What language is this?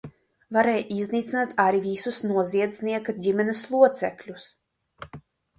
Latvian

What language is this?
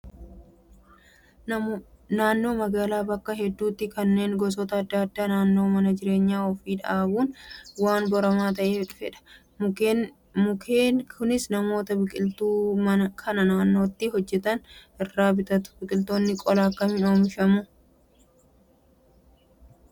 Oromo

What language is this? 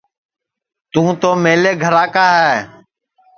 Sansi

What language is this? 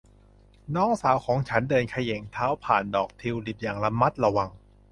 Thai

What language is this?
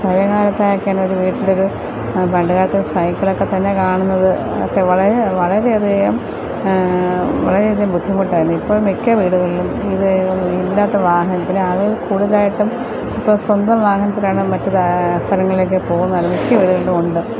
Malayalam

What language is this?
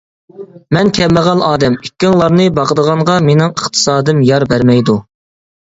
Uyghur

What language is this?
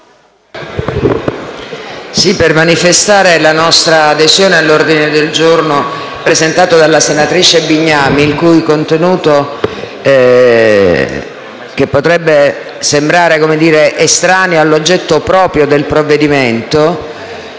Italian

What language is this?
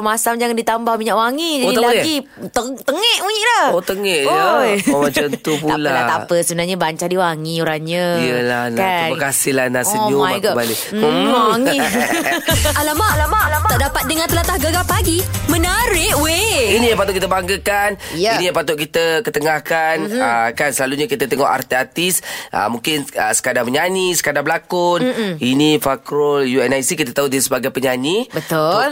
Malay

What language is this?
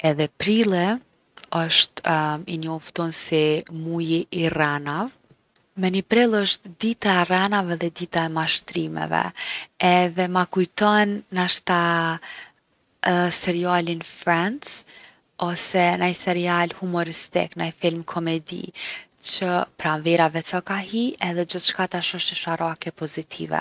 Gheg Albanian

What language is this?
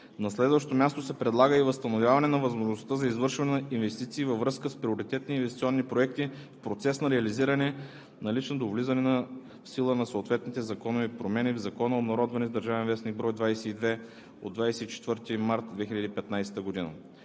Bulgarian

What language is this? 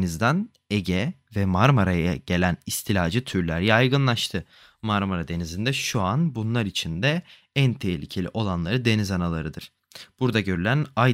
Turkish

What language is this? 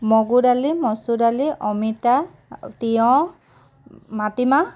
Assamese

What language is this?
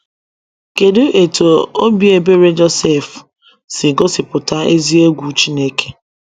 Igbo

